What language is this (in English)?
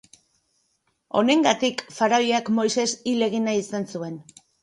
Basque